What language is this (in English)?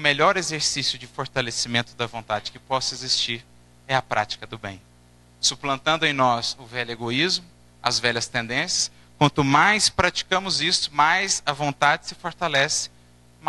Portuguese